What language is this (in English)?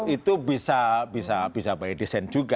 Indonesian